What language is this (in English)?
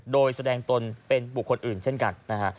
Thai